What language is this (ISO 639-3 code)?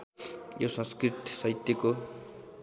nep